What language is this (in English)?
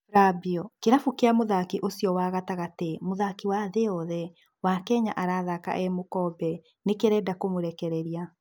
Kikuyu